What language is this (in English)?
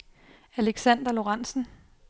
Danish